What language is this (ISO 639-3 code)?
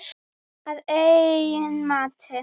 isl